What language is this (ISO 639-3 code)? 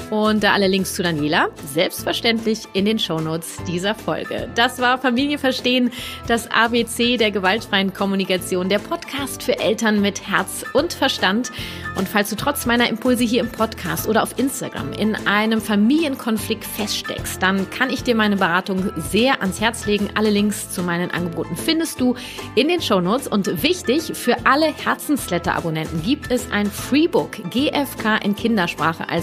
deu